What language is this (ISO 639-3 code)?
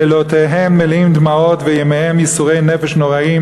heb